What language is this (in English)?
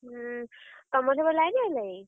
Odia